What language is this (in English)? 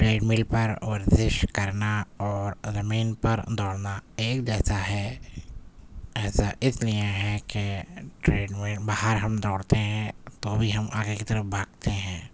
Urdu